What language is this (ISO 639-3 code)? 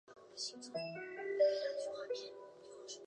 zho